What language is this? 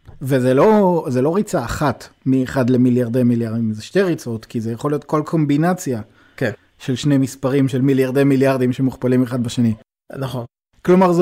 Hebrew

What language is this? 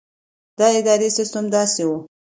Pashto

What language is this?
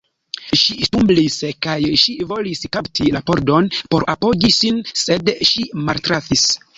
Esperanto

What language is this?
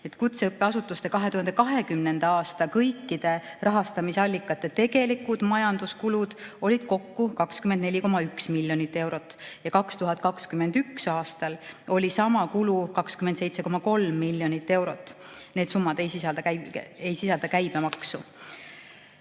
Estonian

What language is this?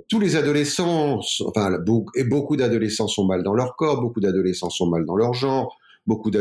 French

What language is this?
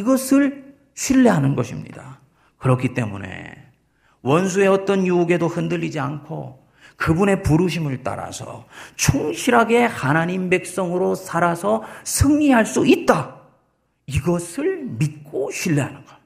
Korean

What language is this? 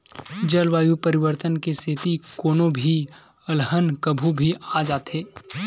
Chhattisgarhi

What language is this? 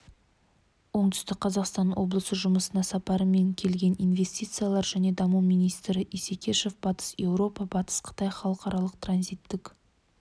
Kazakh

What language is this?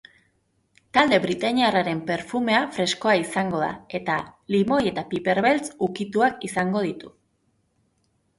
Basque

